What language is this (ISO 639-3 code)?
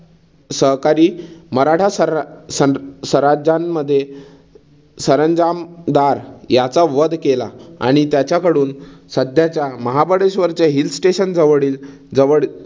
mar